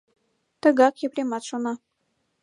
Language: Mari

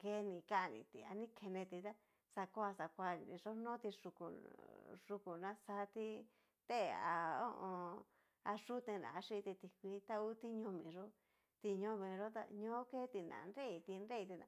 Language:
Cacaloxtepec Mixtec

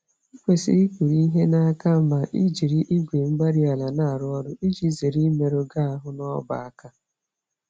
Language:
Igbo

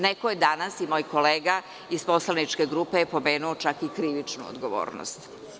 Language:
Serbian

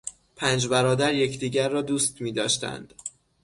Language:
Persian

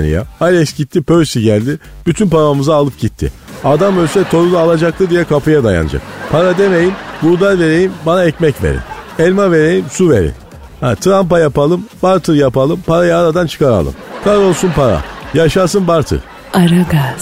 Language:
Turkish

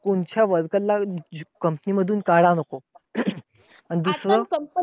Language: Marathi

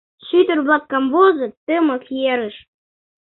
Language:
Mari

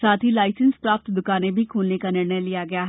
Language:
Hindi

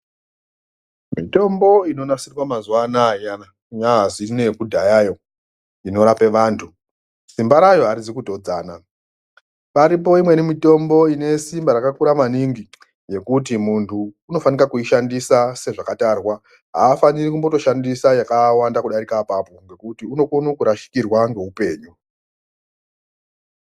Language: Ndau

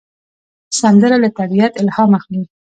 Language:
Pashto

